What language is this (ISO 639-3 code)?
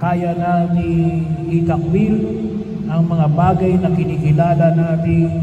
fil